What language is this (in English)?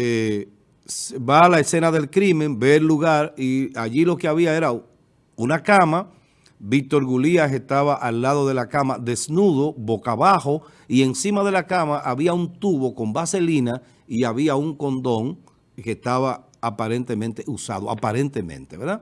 Spanish